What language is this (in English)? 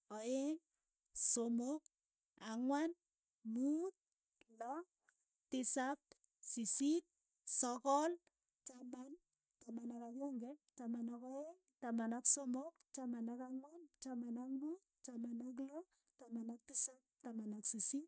Keiyo